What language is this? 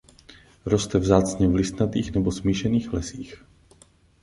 Czech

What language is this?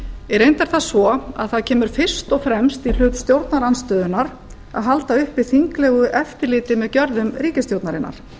Icelandic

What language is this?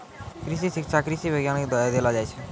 Maithili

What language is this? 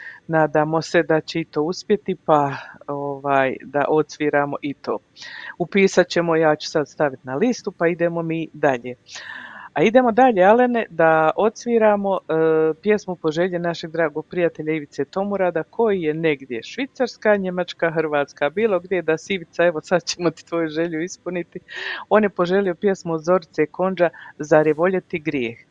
Croatian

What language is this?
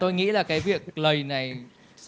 Vietnamese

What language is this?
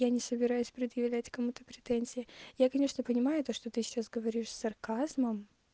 Russian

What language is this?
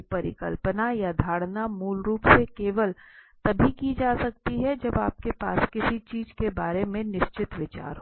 Hindi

